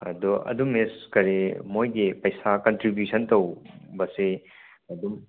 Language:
Manipuri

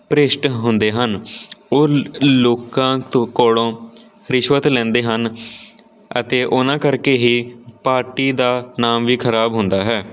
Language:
Punjabi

